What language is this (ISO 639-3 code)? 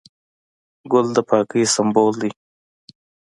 pus